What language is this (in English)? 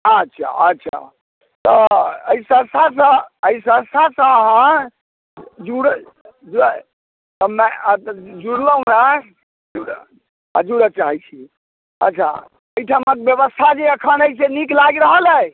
Maithili